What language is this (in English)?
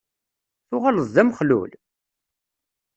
Kabyle